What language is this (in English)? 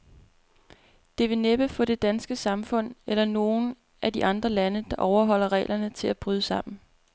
Danish